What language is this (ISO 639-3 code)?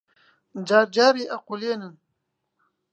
ckb